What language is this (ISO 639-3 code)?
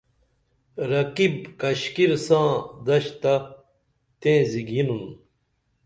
dml